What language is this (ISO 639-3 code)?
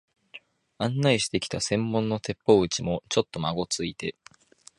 jpn